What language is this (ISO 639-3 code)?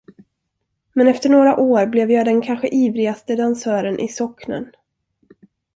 swe